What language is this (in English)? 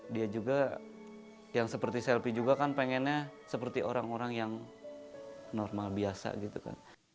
Indonesian